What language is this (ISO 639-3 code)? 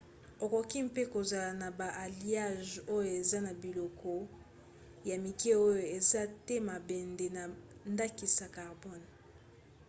lin